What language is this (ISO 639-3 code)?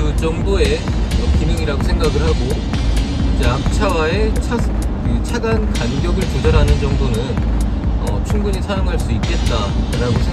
kor